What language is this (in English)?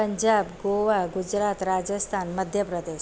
Sindhi